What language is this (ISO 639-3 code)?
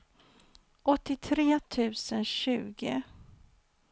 swe